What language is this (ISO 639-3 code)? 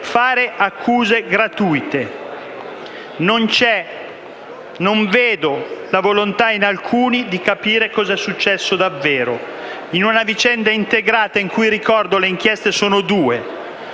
ita